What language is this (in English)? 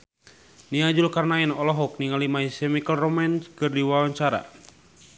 Sundanese